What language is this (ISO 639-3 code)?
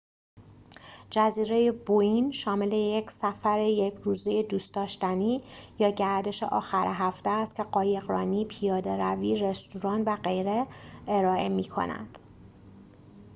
fas